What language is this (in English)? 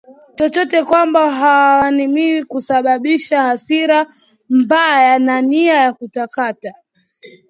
Swahili